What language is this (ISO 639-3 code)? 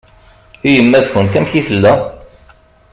kab